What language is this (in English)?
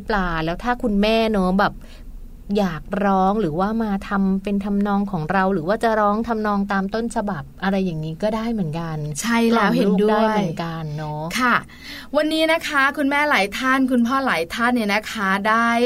Thai